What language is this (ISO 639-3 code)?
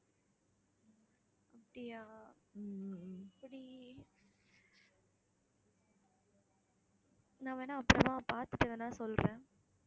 tam